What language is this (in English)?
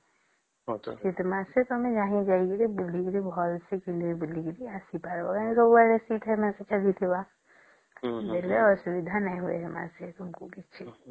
Odia